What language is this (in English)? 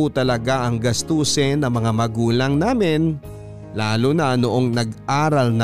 Filipino